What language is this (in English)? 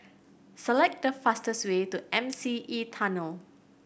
English